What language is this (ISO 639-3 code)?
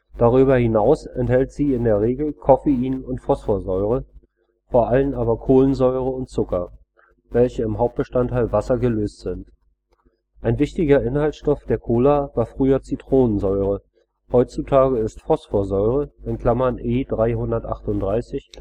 deu